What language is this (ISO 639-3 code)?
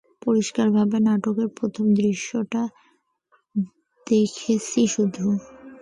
ben